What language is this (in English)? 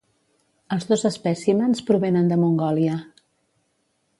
Catalan